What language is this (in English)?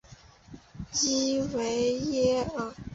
Chinese